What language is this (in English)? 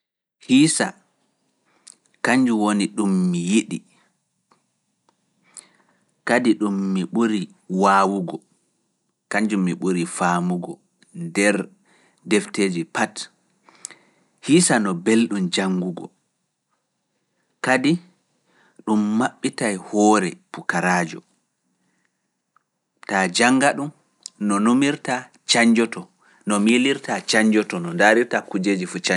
Fula